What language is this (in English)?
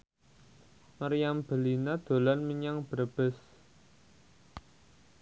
Javanese